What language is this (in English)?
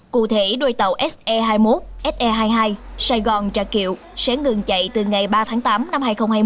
Vietnamese